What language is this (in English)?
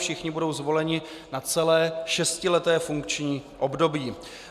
Czech